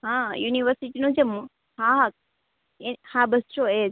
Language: Gujarati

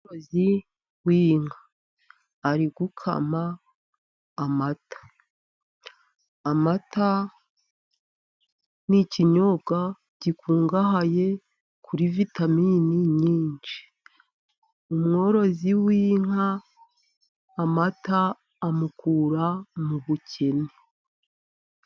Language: Kinyarwanda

